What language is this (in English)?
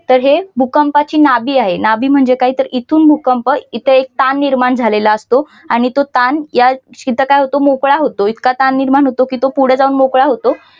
Marathi